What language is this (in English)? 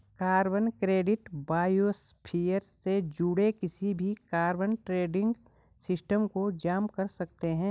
Hindi